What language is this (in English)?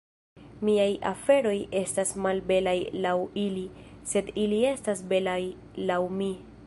Esperanto